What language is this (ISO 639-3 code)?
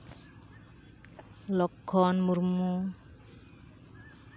sat